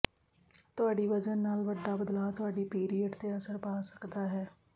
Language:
Punjabi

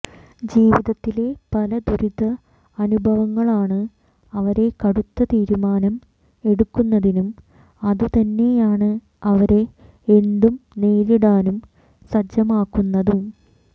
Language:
Malayalam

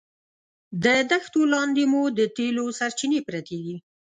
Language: Pashto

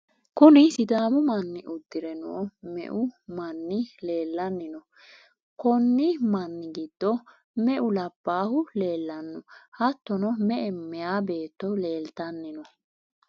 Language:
Sidamo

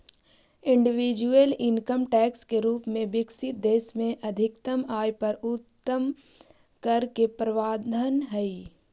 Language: Magahi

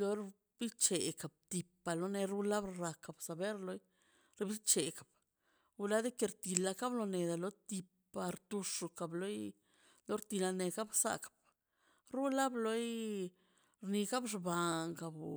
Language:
Mazaltepec Zapotec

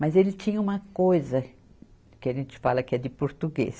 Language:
Portuguese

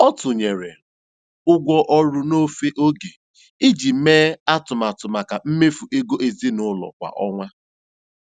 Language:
Igbo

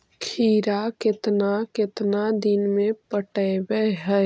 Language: Magahi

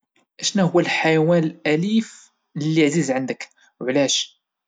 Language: Moroccan Arabic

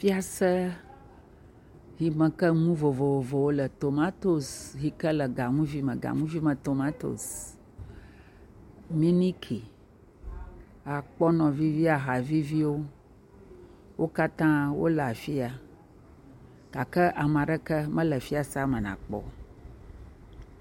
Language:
Ewe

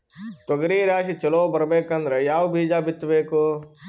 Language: Kannada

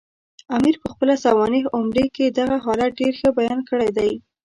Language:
Pashto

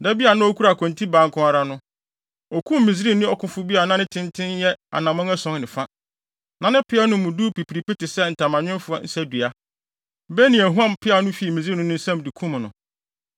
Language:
Akan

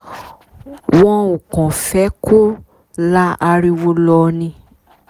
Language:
Yoruba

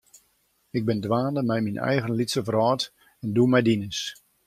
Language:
Western Frisian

